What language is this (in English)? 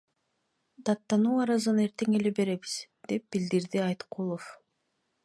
Kyrgyz